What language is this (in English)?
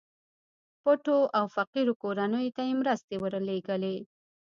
Pashto